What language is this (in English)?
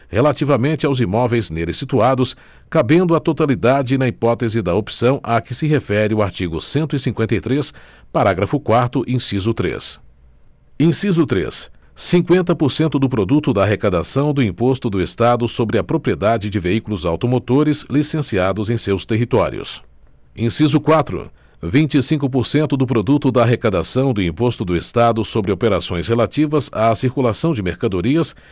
Portuguese